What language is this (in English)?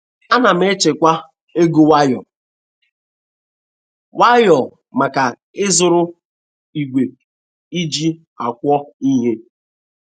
Igbo